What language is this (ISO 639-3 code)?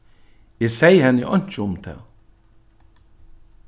fao